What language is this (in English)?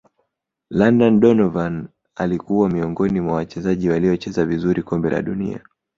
Swahili